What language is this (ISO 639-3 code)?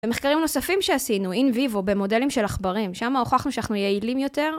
heb